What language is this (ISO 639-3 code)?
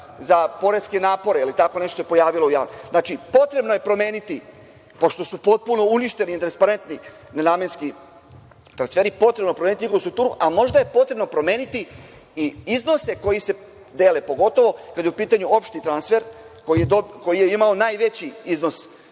srp